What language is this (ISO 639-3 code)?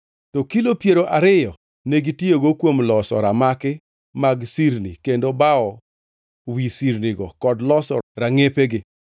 luo